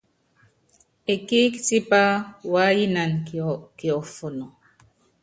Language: Yangben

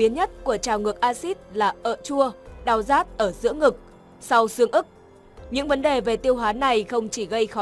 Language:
Vietnamese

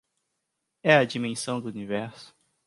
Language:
Portuguese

